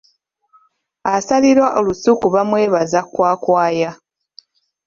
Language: Ganda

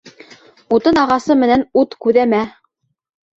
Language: Bashkir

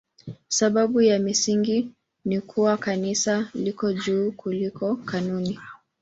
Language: Swahili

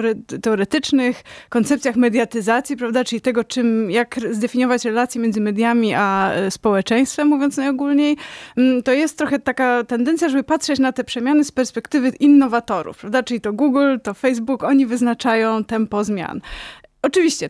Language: Polish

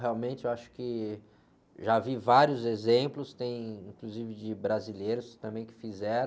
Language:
Portuguese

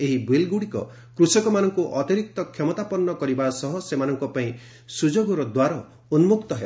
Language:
Odia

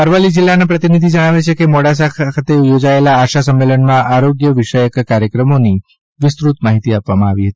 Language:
Gujarati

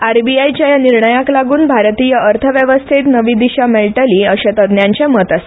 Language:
Konkani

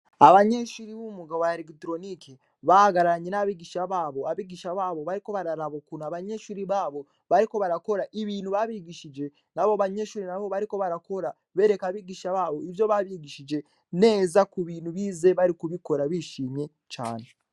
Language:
Rundi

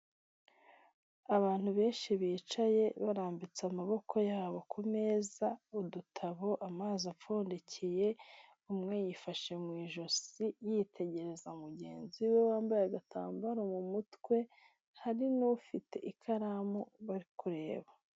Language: Kinyarwanda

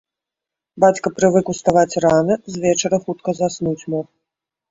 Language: Belarusian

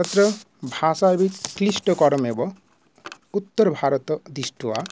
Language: Sanskrit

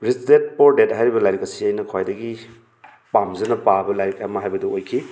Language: Manipuri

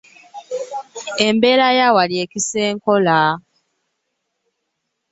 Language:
Ganda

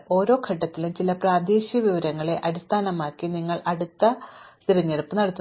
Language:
Malayalam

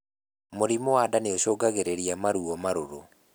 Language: Kikuyu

